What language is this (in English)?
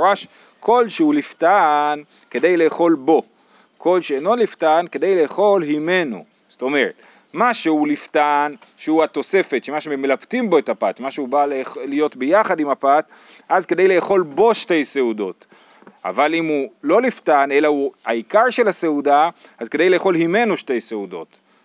Hebrew